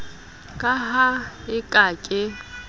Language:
Southern Sotho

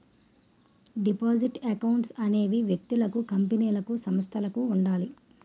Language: Telugu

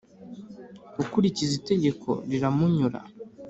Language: Kinyarwanda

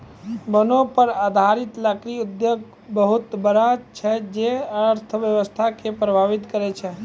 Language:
Maithili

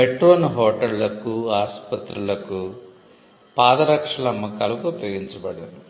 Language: Telugu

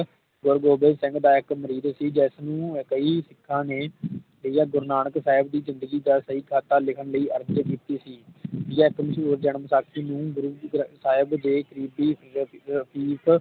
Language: Punjabi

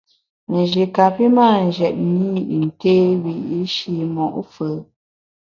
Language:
Bamun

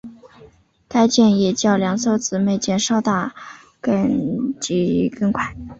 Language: Chinese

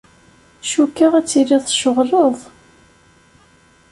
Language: Kabyle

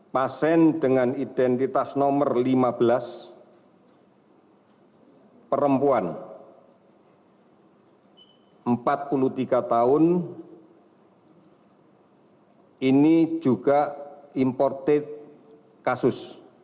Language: Indonesian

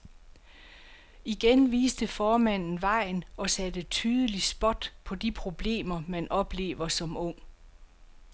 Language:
Danish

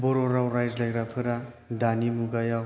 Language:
Bodo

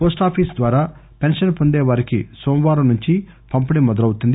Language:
Telugu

